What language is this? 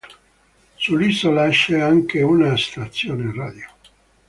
Italian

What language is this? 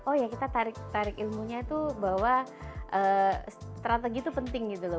Indonesian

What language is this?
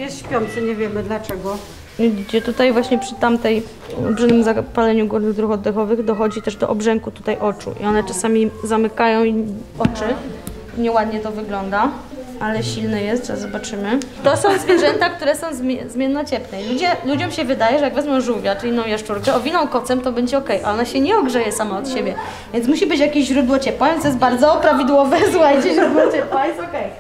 Polish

